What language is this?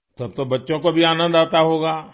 Urdu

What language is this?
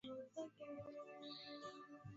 Swahili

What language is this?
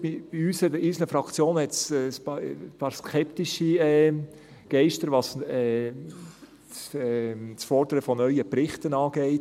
Swiss German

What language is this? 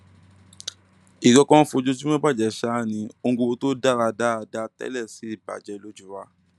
Yoruba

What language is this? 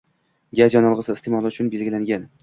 Uzbek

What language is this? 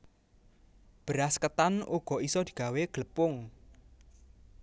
Javanese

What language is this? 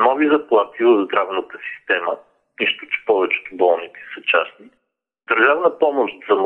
Bulgarian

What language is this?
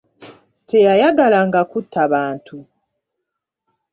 Ganda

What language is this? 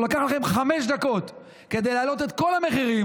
Hebrew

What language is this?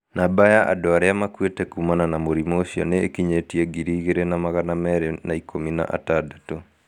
Kikuyu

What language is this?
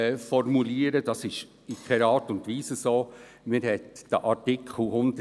Swiss German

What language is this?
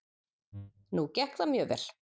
Icelandic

